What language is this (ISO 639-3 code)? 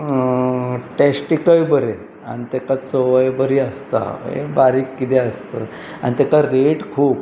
kok